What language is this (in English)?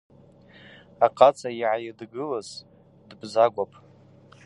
Abaza